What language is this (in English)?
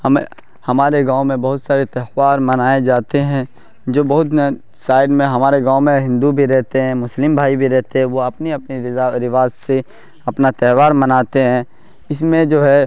Urdu